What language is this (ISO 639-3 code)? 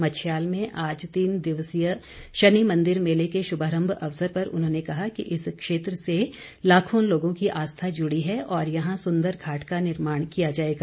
hin